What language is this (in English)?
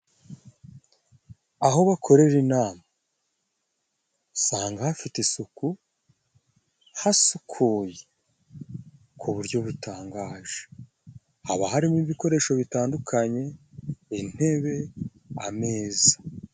Kinyarwanda